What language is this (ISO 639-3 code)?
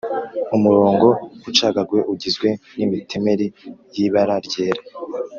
kin